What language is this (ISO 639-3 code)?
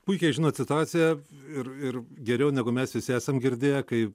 lit